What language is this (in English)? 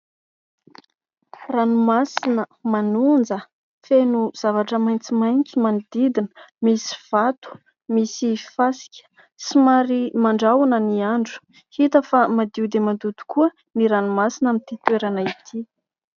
Malagasy